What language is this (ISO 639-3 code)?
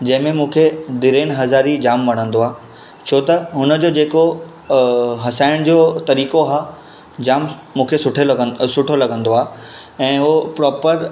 snd